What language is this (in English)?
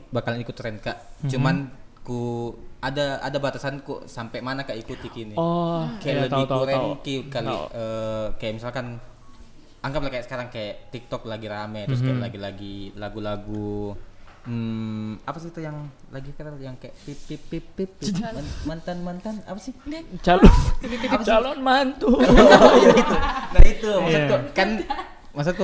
Indonesian